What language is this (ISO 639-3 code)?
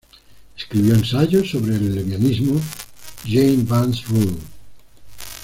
spa